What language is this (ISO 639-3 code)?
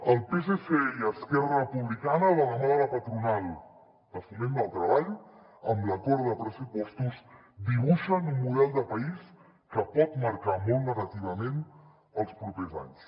cat